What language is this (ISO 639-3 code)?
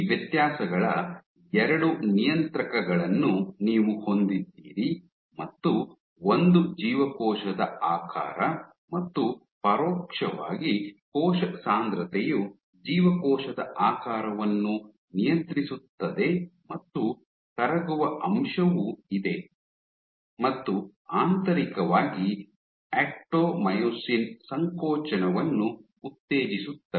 kan